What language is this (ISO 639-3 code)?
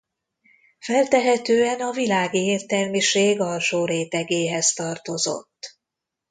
hun